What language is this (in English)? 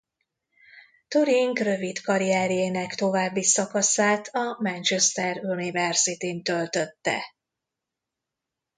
Hungarian